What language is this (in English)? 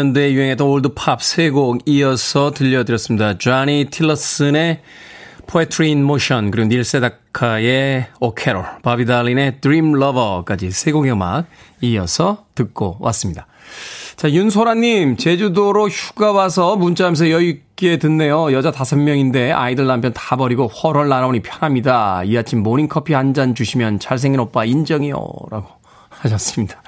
Korean